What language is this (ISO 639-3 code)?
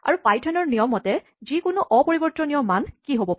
asm